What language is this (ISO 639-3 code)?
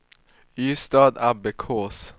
swe